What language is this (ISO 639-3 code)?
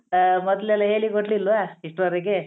kan